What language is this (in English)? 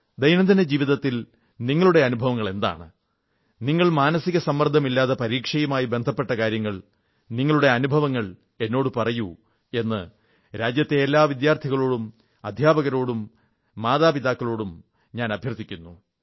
Malayalam